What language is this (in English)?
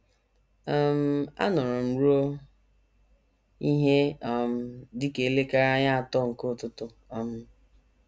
Igbo